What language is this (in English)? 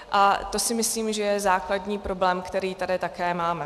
Czech